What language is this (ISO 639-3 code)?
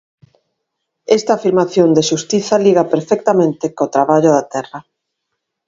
glg